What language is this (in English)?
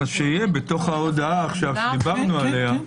Hebrew